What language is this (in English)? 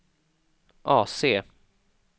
Swedish